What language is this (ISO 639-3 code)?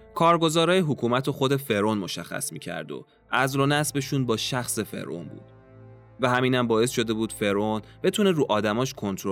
fas